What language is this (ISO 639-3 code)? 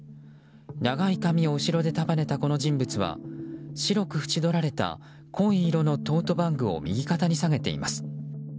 jpn